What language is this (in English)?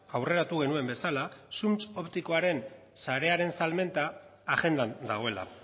Basque